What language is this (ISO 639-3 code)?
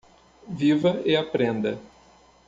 por